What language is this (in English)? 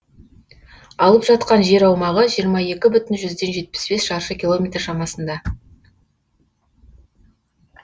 Kazakh